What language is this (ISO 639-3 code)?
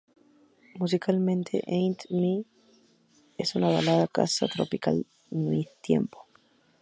spa